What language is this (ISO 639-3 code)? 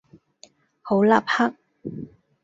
yue